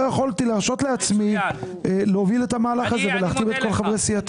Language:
Hebrew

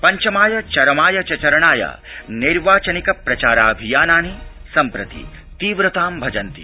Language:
Sanskrit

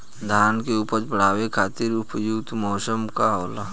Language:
Bhojpuri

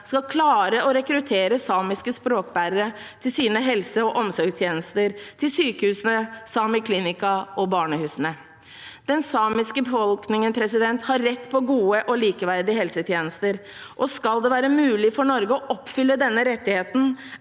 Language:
Norwegian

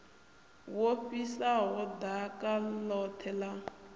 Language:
Venda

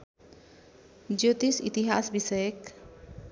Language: Nepali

